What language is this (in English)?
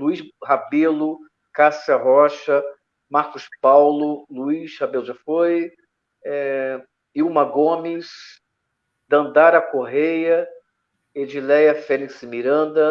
Portuguese